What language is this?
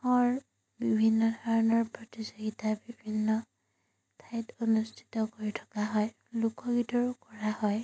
Assamese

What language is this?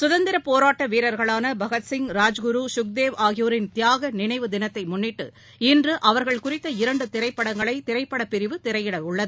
Tamil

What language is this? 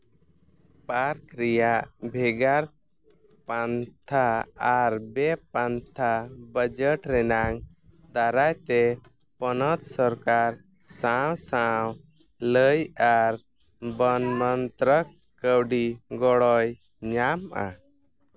Santali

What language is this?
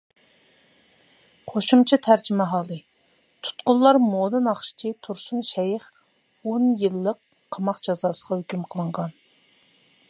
Uyghur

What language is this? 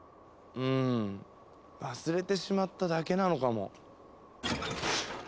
Japanese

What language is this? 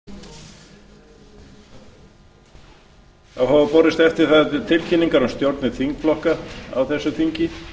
Icelandic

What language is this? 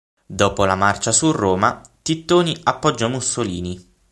Italian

